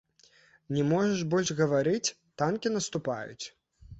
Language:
Belarusian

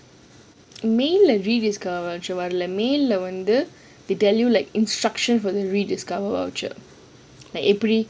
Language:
English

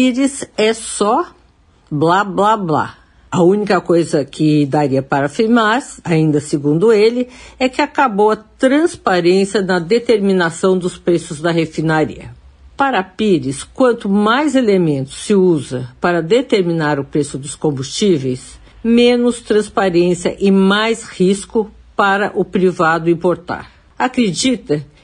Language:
Portuguese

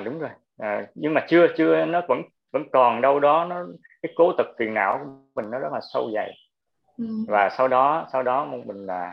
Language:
Vietnamese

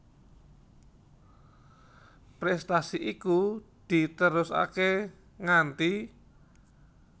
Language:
Javanese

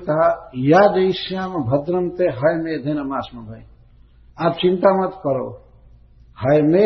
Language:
Hindi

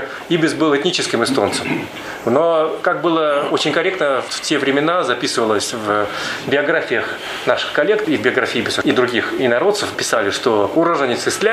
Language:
Russian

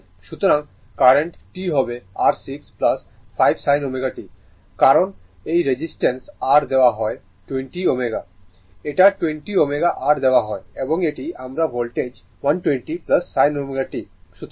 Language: Bangla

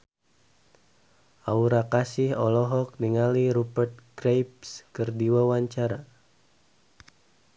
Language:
Sundanese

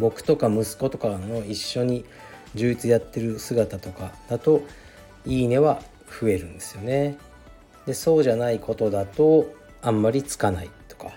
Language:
Japanese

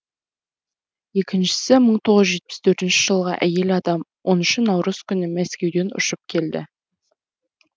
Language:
Kazakh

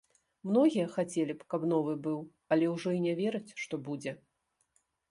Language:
Belarusian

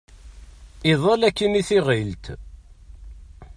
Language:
Kabyle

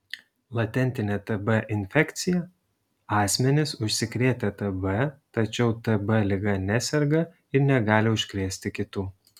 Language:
Lithuanian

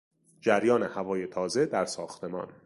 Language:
Persian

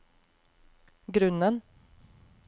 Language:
Norwegian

